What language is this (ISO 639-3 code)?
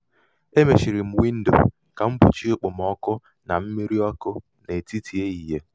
ibo